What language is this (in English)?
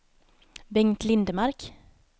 Swedish